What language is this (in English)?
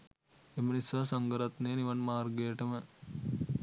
Sinhala